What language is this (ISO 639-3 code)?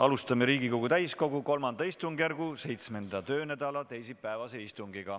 est